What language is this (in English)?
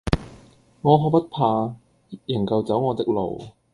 Cantonese